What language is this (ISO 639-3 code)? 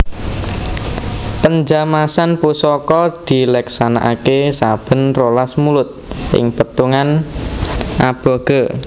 jav